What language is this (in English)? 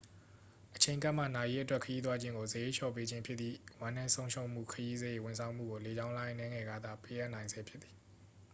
Burmese